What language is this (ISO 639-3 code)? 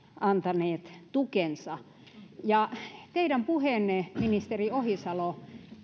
fin